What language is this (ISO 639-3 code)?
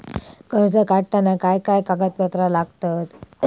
mar